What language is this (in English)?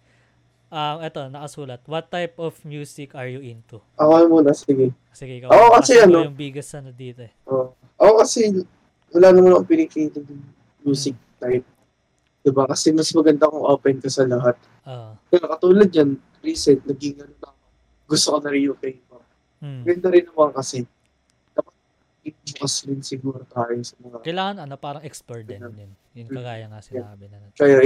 Filipino